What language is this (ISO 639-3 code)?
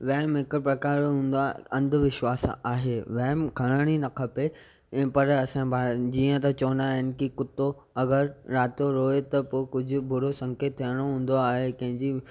snd